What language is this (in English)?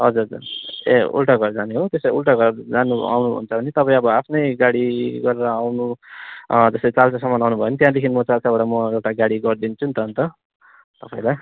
Nepali